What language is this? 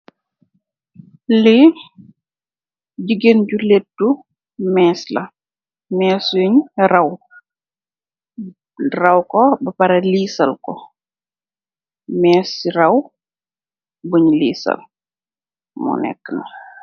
Wolof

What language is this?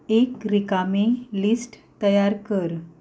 Konkani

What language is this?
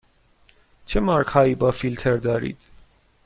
Persian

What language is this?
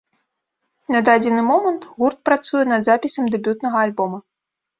Belarusian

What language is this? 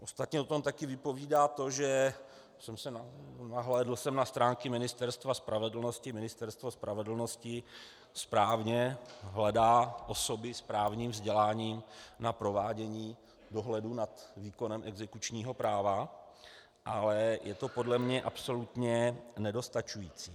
Czech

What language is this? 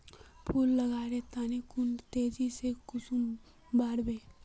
Magahi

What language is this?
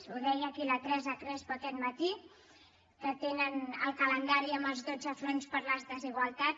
Catalan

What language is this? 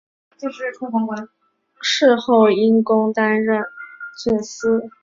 Chinese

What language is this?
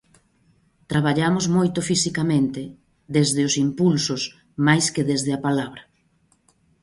Galician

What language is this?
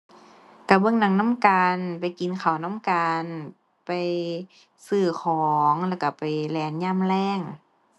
Thai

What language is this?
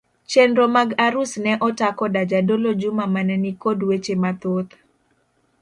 Luo (Kenya and Tanzania)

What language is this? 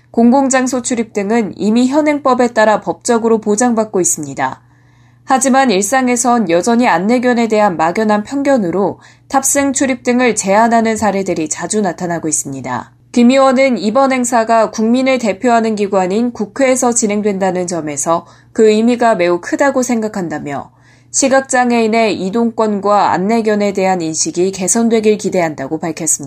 Korean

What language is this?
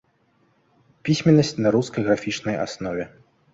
Belarusian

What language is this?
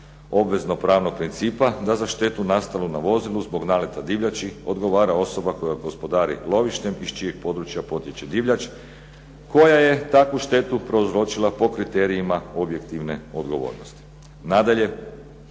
Croatian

